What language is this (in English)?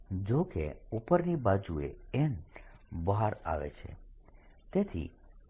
Gujarati